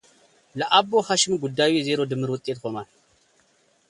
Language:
Amharic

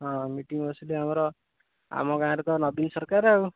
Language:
Odia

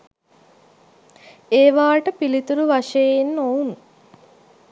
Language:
Sinhala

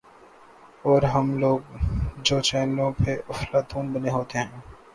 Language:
Urdu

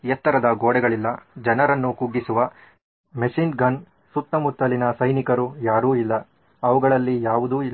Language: Kannada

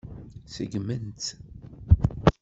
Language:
Kabyle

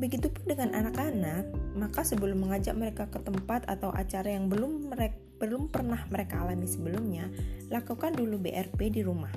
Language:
Indonesian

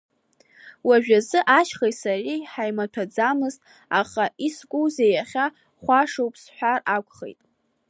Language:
Abkhazian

